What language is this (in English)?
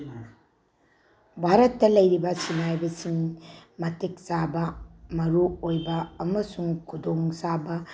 Manipuri